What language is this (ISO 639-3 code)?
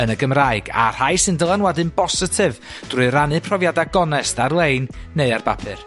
cym